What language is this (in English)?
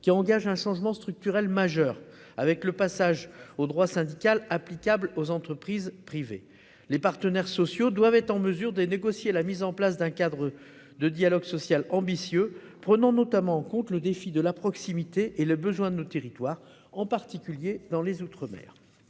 French